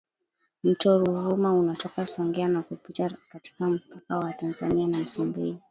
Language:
Swahili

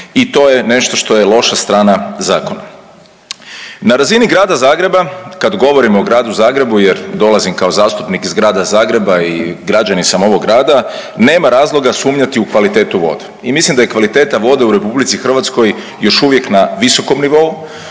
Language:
Croatian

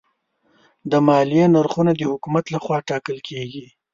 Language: Pashto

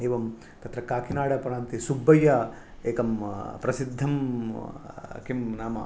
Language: Sanskrit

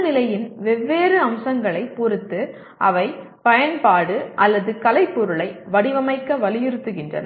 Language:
Tamil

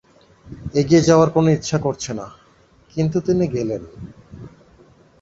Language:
Bangla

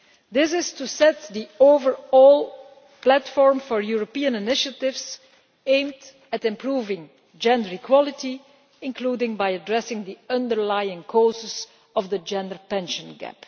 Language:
English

